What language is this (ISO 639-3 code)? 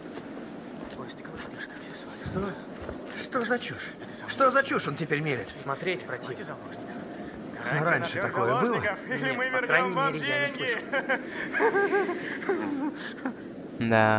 rus